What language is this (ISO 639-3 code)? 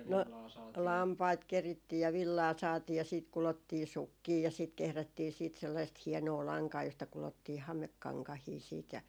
fin